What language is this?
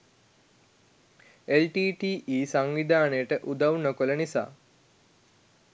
Sinhala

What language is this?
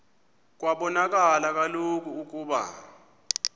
Xhosa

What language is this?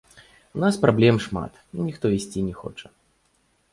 Belarusian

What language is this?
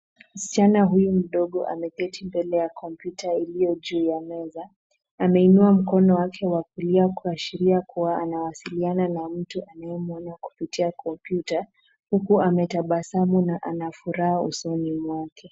Swahili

